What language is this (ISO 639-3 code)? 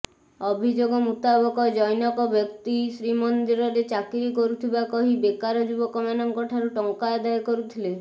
ori